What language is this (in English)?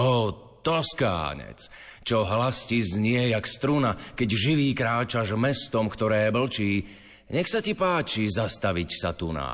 Slovak